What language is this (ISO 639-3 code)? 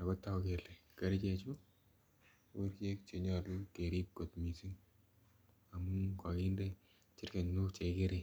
kln